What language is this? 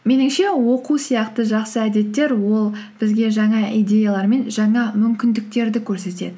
Kazakh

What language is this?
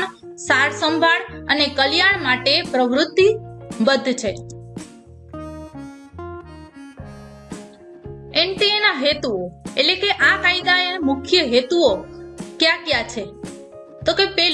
Gujarati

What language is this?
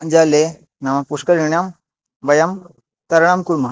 Sanskrit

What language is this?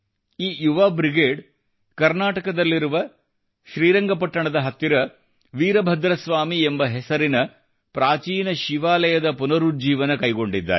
Kannada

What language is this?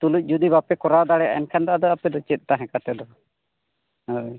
Santali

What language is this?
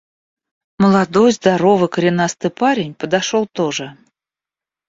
Russian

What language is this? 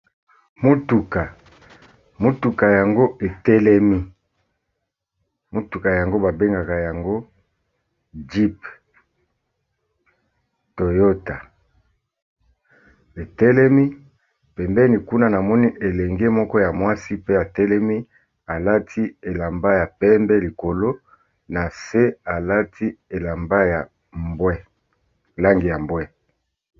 Lingala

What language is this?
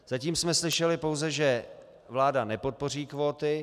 Czech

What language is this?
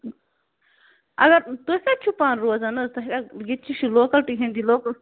Kashmiri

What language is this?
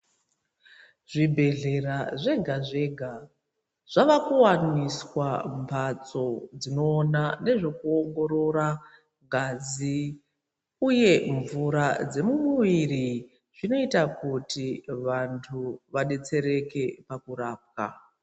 Ndau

